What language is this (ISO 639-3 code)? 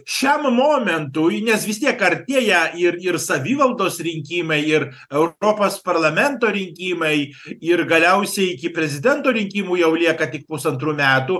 lit